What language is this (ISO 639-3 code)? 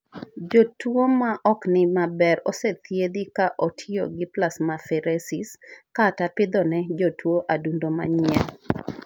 luo